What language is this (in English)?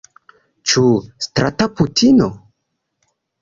Esperanto